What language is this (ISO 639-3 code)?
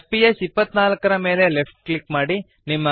kan